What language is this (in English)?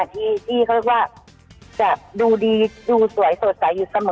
Thai